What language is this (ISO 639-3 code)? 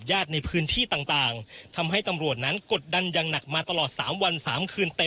tha